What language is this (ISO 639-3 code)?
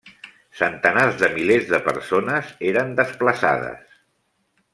cat